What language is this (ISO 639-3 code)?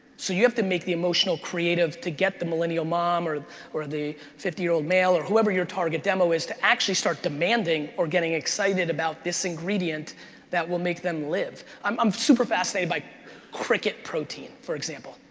eng